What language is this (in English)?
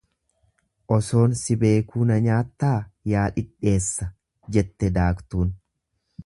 Oromo